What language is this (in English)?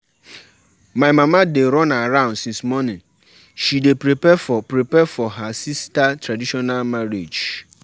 Nigerian Pidgin